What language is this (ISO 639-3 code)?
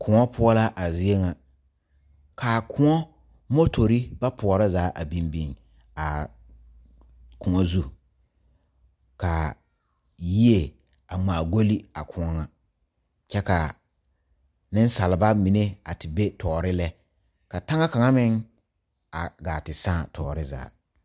dga